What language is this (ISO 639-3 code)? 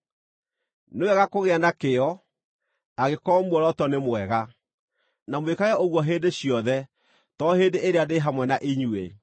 kik